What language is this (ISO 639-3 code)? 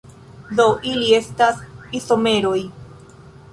epo